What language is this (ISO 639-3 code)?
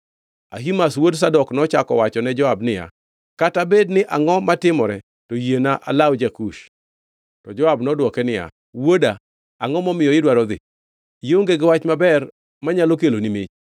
luo